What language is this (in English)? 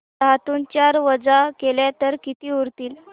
Marathi